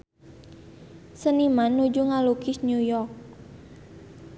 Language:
Sundanese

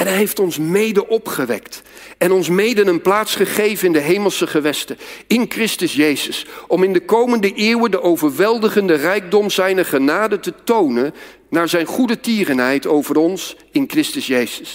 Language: Dutch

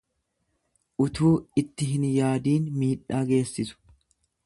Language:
Oromo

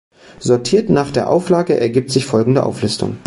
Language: German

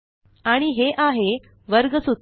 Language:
Marathi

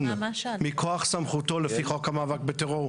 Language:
Hebrew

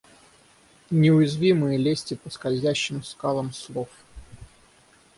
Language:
Russian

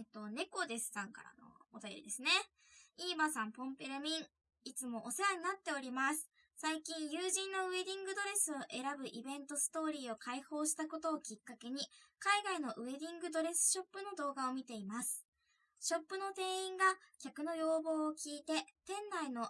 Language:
Japanese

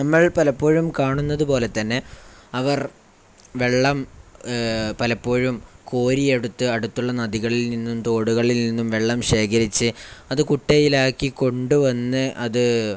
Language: Malayalam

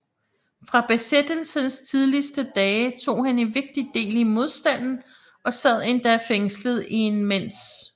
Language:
Danish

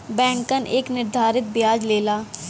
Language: Bhojpuri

